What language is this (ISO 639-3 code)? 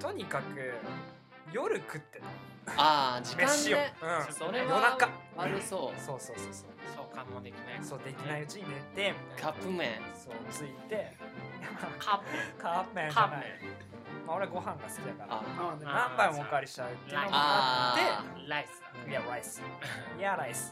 jpn